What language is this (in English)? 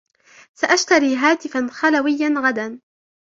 Arabic